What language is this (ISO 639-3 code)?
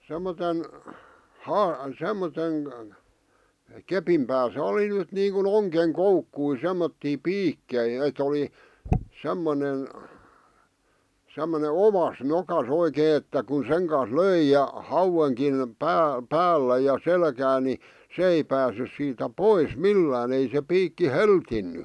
fin